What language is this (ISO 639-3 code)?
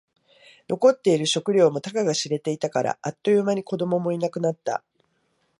jpn